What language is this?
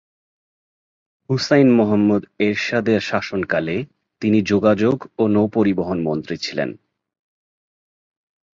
Bangla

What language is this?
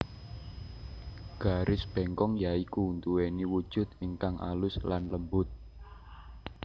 Javanese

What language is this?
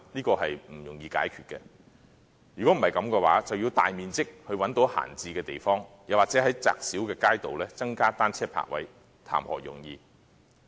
Cantonese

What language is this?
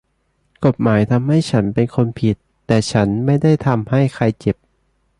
Thai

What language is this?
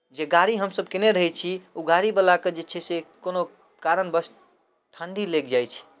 Maithili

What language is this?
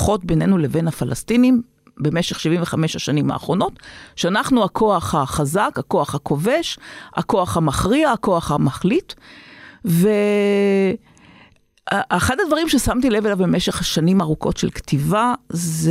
Hebrew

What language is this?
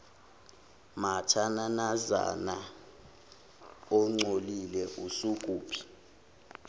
Zulu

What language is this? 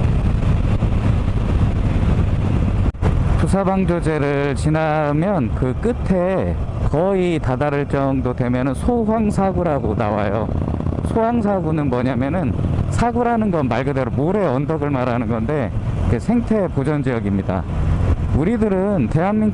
Korean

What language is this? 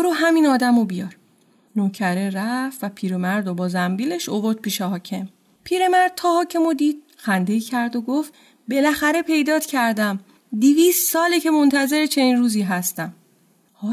Persian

